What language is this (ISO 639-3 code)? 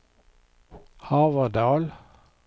swe